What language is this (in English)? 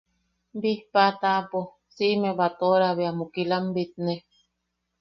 Yaqui